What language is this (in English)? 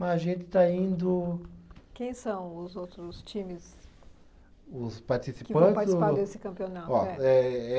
Portuguese